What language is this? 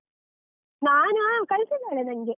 Kannada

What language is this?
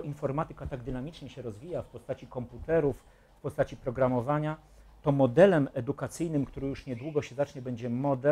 Polish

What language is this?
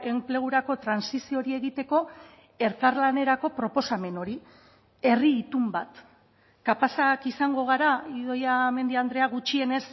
Basque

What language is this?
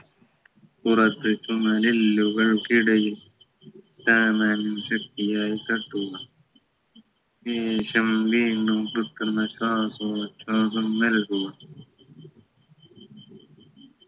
Malayalam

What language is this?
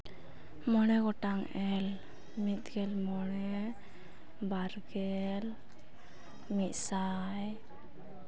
Santali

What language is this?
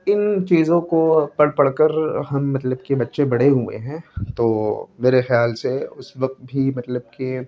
Urdu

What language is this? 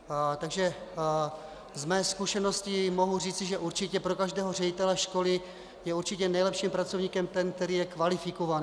Czech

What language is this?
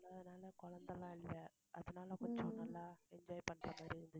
Tamil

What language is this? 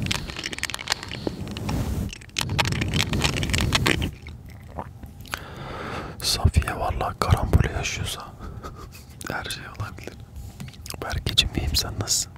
Turkish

